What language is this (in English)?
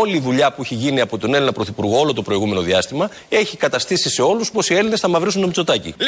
Greek